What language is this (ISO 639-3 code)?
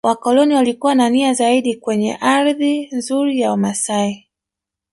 swa